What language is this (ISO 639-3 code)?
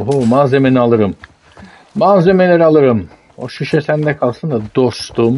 tur